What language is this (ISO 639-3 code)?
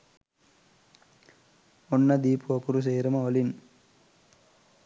sin